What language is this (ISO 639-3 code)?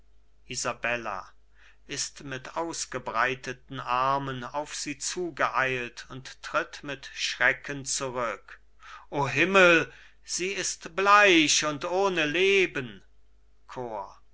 deu